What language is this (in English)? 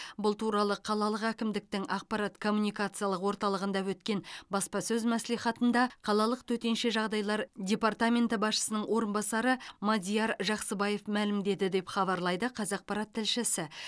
Kazakh